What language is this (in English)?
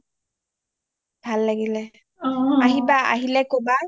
Assamese